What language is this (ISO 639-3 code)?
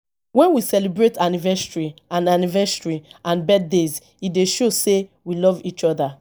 pcm